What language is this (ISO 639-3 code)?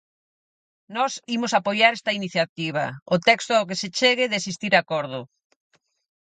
glg